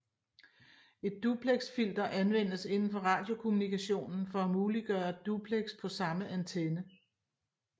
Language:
Danish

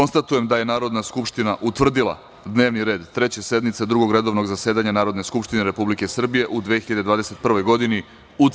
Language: Serbian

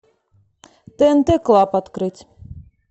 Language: Russian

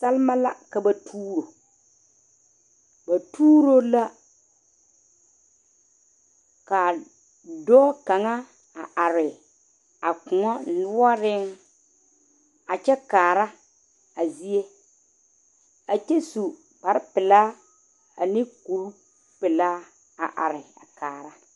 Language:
Southern Dagaare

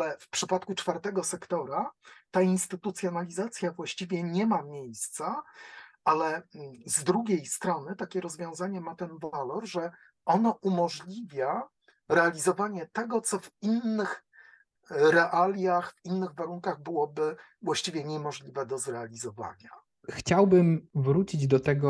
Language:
Polish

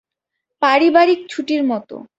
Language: Bangla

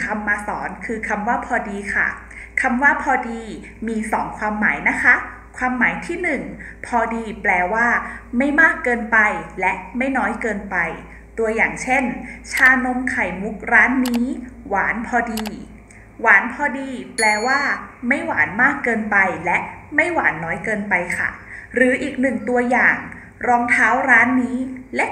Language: Thai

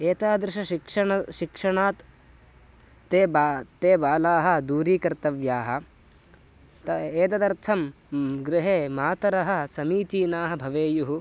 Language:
Sanskrit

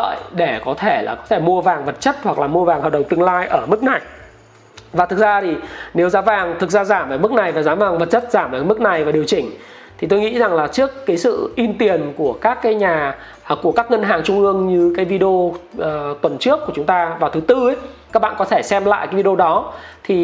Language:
Vietnamese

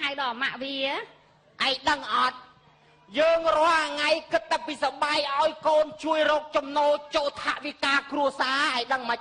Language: Thai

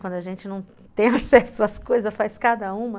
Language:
Portuguese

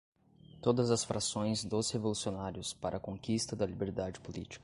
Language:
Portuguese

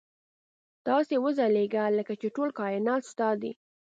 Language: Pashto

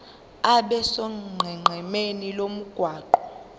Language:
Zulu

